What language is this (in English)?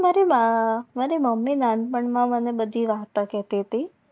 Gujarati